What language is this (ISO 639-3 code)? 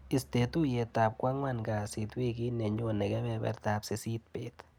kln